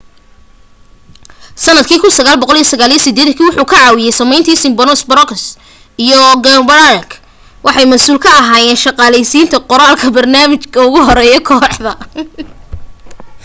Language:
Somali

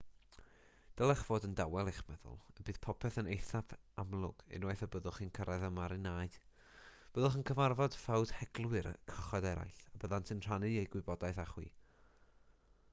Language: Welsh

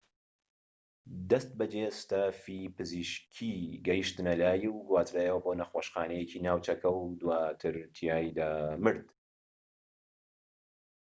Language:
Central Kurdish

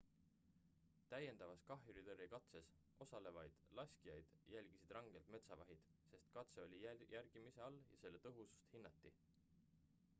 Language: Estonian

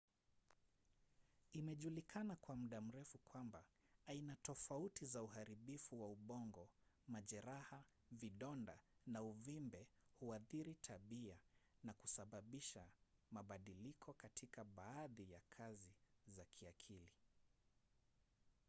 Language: Swahili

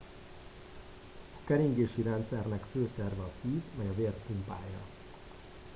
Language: Hungarian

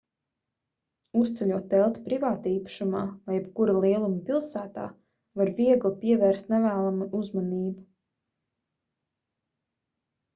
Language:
Latvian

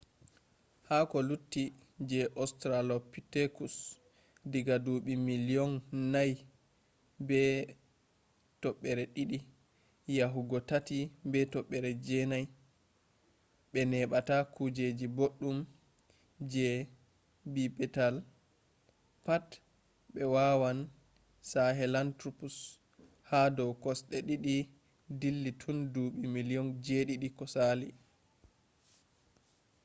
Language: Fula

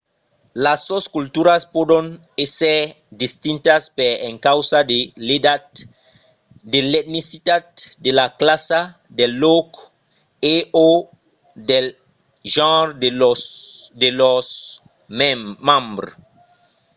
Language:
Occitan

